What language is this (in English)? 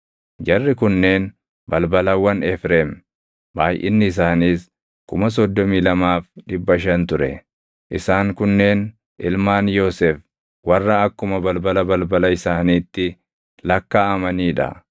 Oromo